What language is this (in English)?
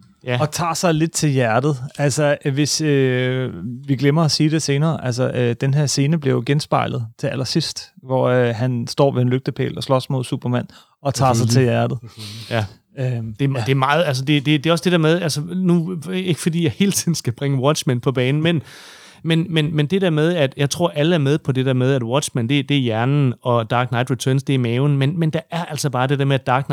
Danish